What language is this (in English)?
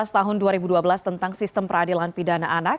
Indonesian